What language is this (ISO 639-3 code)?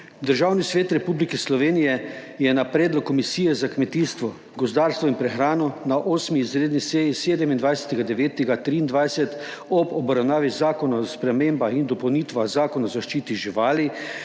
slv